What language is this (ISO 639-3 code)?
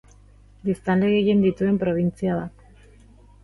eus